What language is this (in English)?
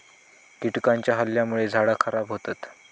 Marathi